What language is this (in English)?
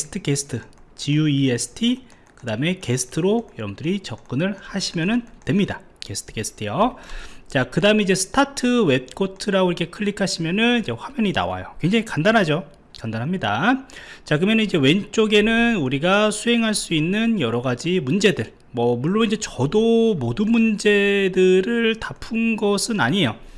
Korean